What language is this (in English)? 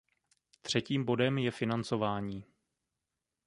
Czech